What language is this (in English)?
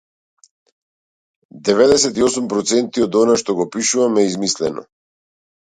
Macedonian